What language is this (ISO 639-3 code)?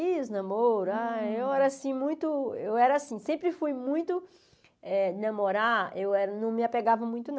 por